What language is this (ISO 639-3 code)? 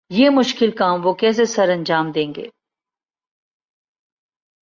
urd